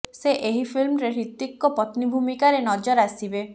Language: Odia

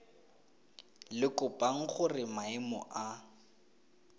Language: Tswana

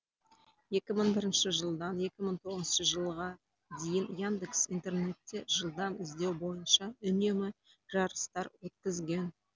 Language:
Kazakh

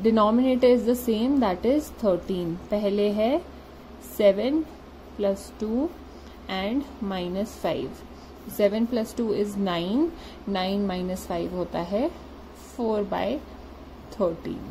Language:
Hindi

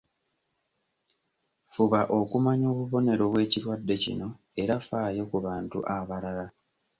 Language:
Ganda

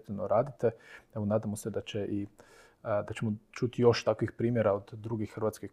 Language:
Croatian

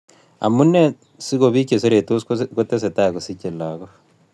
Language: Kalenjin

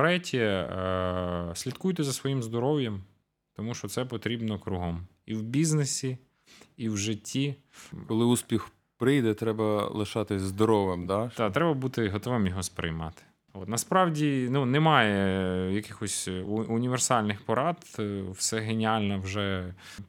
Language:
Ukrainian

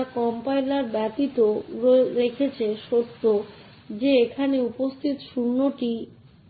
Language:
Bangla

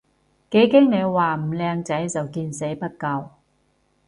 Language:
Cantonese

